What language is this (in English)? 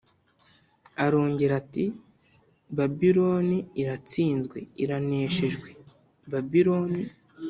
Kinyarwanda